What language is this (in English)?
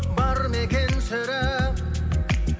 Kazakh